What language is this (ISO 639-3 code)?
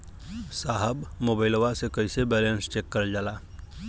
bho